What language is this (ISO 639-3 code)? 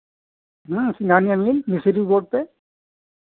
hin